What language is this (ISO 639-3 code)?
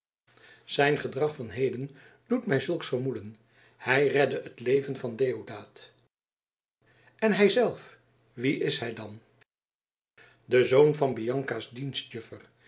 nld